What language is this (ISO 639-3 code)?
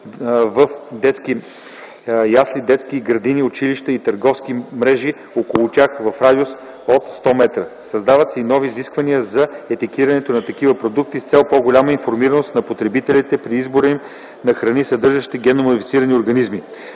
bul